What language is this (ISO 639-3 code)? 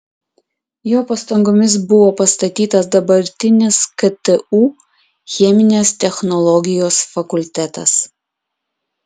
lit